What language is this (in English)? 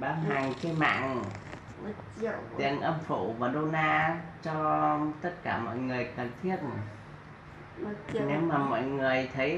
Vietnamese